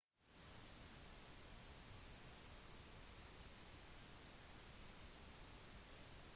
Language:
Norwegian Bokmål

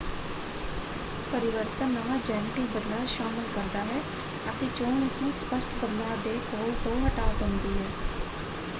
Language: Punjabi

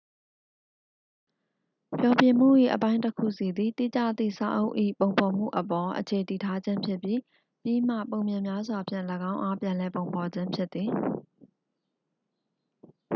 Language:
Burmese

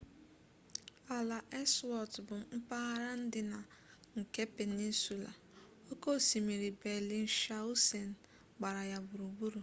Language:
Igbo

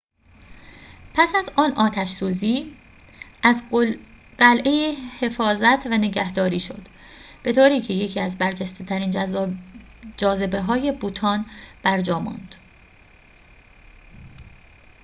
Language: Persian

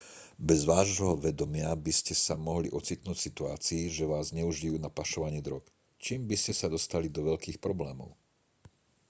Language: Slovak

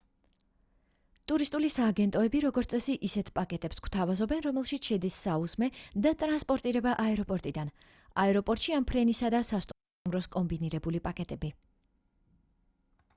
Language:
Georgian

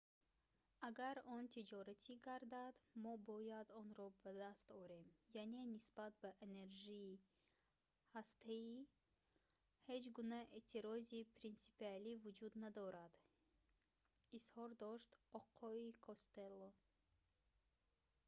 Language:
Tajik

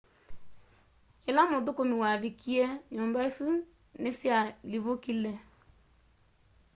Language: Kamba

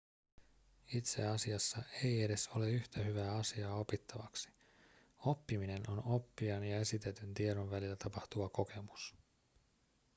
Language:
Finnish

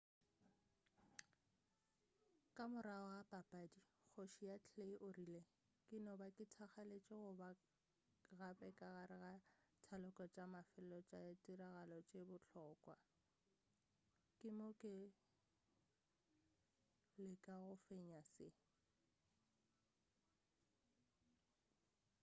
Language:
Northern Sotho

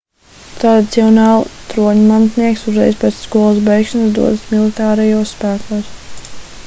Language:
Latvian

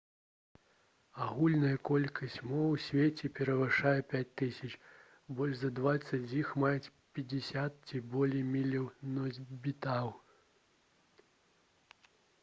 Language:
Belarusian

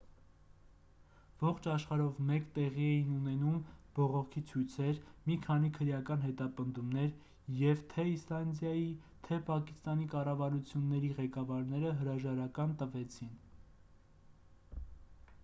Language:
Armenian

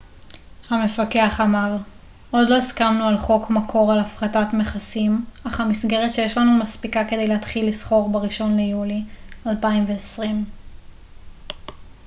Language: Hebrew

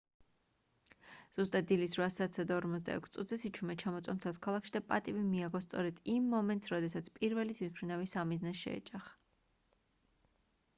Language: Georgian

